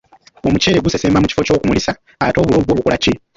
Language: Ganda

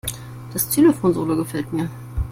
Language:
German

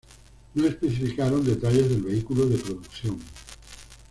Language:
Spanish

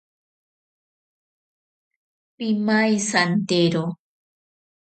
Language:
Ashéninka Perené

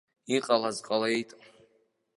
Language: Abkhazian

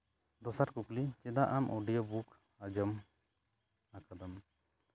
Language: Santali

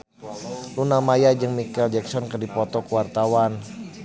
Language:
Sundanese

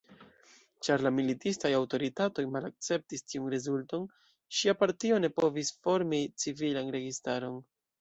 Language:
Esperanto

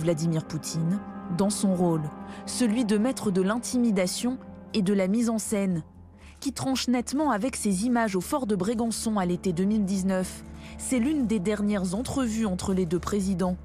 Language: French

